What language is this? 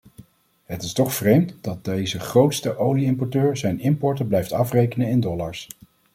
Dutch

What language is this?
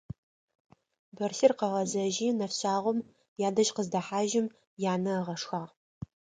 Adyghe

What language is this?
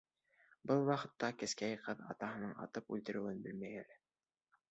Bashkir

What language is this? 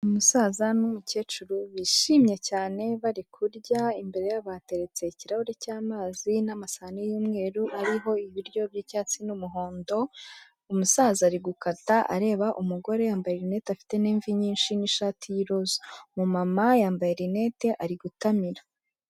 Kinyarwanda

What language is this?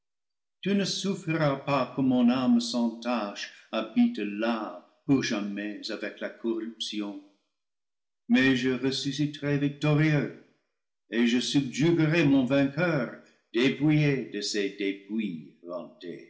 French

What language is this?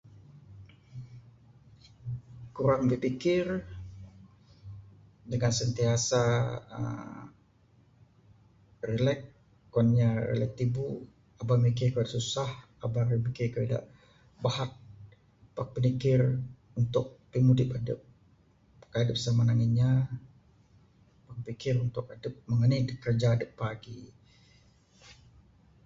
Bukar-Sadung Bidayuh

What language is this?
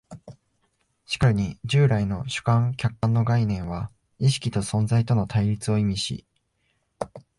Japanese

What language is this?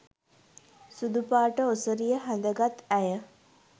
Sinhala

